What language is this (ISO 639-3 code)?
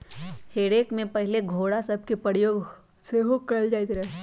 mag